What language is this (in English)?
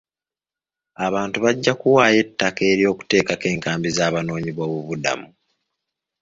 Ganda